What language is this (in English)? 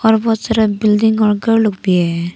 Hindi